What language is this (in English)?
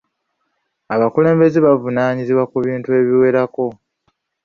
Ganda